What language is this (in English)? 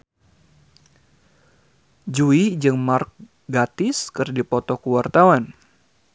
Sundanese